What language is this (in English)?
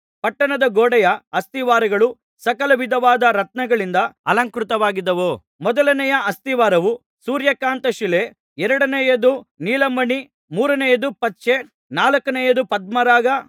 Kannada